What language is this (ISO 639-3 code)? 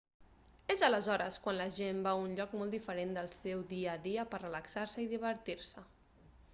cat